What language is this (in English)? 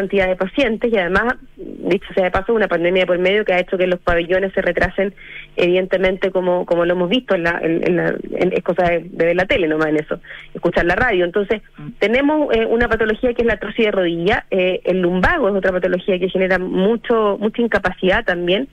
Spanish